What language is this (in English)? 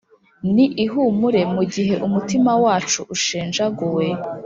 Kinyarwanda